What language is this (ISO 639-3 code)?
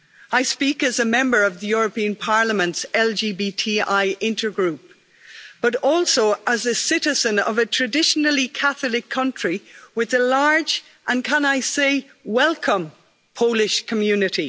eng